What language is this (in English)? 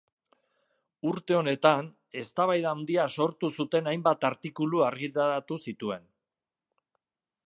Basque